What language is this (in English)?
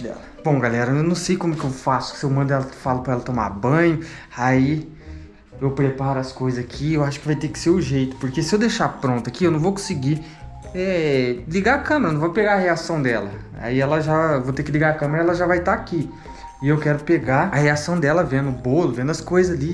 Portuguese